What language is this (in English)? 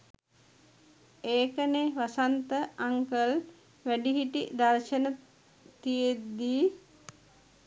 Sinhala